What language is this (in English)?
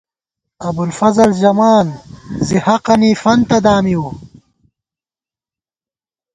Gawar-Bati